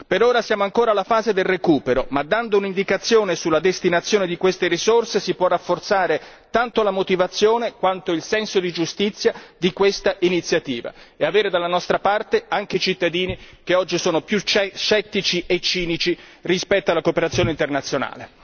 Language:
Italian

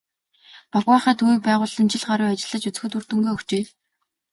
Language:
Mongolian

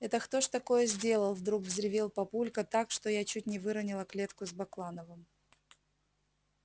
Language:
Russian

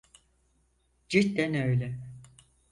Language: Turkish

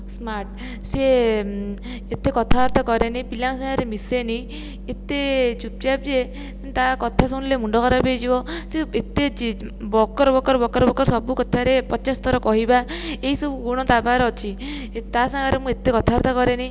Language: Odia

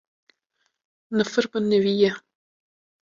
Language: Kurdish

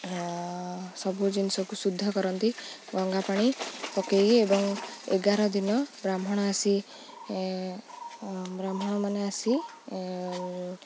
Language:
Odia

